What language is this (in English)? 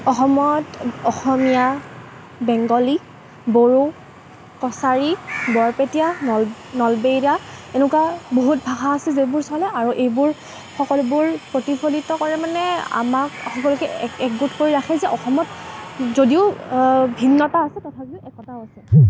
Assamese